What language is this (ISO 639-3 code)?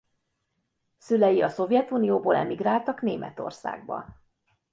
hun